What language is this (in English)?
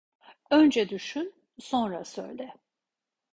Turkish